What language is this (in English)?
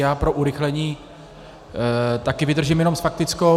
Czech